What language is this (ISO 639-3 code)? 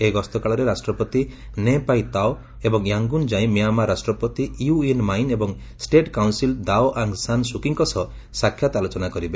ori